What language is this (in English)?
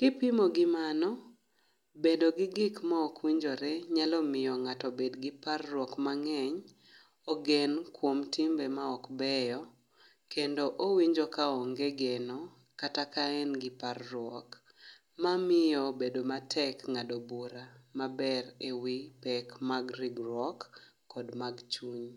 Luo (Kenya and Tanzania)